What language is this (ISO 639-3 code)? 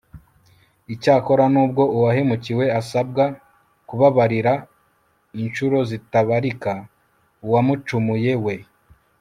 kin